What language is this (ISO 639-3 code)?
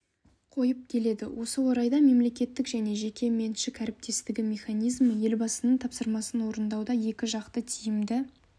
kaz